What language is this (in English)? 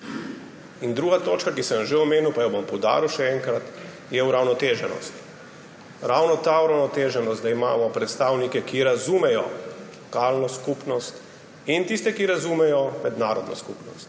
Slovenian